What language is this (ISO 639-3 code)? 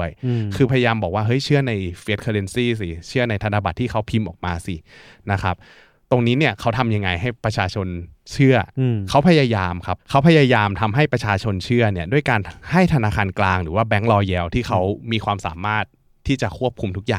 tha